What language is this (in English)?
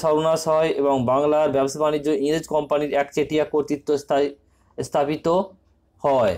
Hindi